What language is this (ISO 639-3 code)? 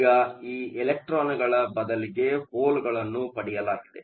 kan